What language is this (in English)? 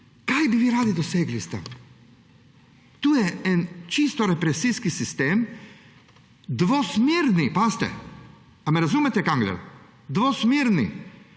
Slovenian